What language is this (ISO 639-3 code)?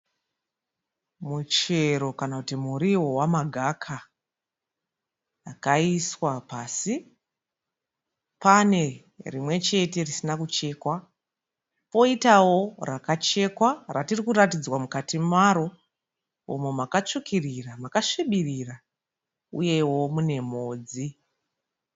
sna